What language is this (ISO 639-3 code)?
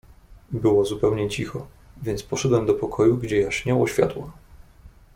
pol